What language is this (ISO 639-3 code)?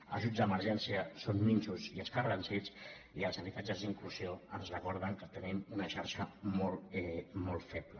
cat